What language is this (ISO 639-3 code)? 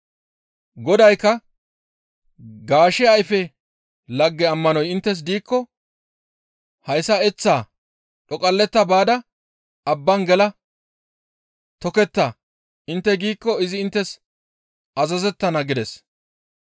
gmv